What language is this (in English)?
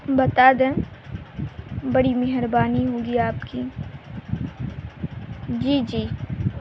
Urdu